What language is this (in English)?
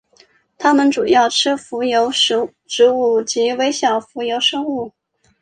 Chinese